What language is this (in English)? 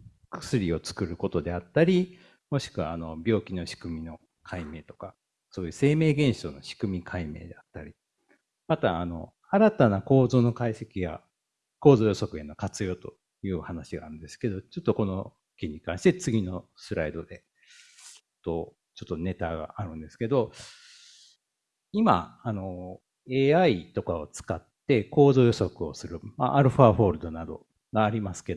Japanese